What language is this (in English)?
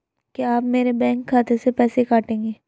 Hindi